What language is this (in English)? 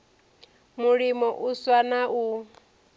Venda